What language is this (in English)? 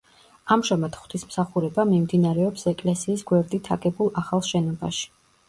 Georgian